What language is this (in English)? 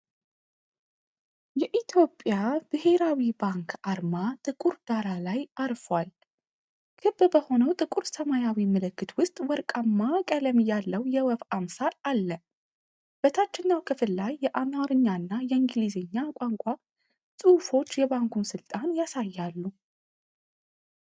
Amharic